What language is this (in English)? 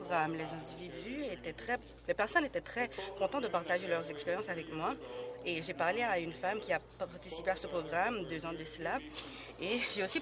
French